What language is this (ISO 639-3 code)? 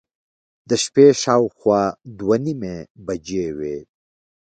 pus